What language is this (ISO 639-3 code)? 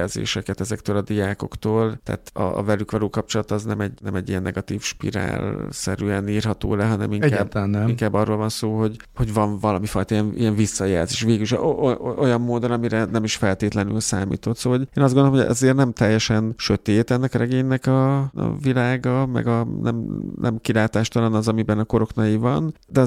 hun